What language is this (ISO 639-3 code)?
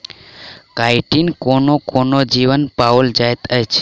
mai